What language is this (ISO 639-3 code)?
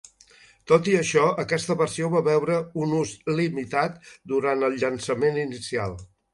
cat